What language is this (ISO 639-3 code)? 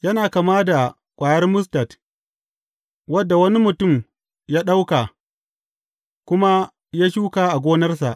hau